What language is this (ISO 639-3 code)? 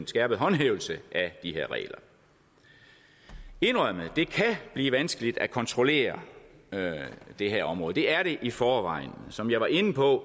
dan